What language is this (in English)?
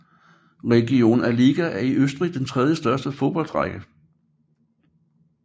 Danish